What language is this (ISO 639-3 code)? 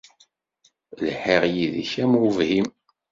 kab